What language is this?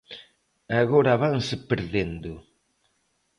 Galician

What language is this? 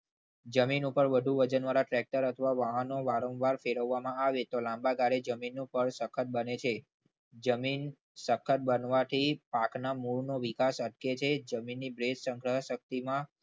Gujarati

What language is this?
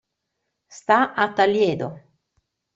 Italian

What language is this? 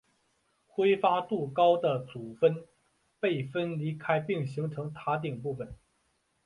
Chinese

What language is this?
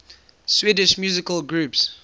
English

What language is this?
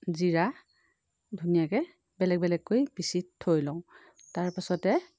Assamese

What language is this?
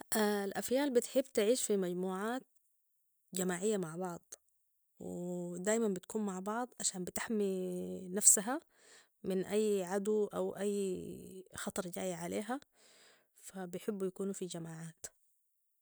Sudanese Arabic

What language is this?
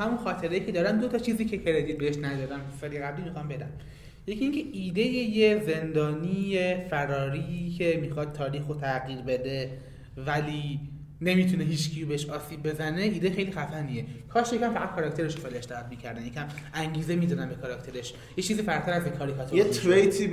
Persian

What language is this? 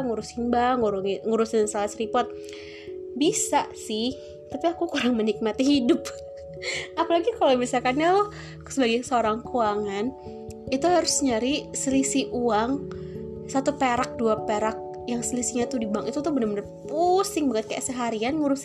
Indonesian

